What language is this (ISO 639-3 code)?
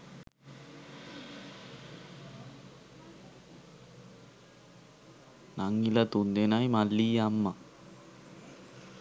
sin